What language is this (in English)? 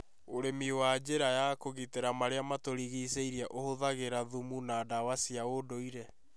Kikuyu